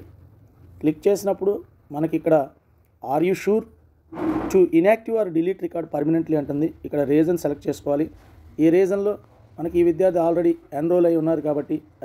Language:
Telugu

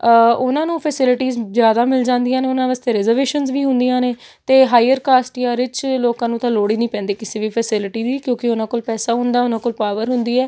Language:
Punjabi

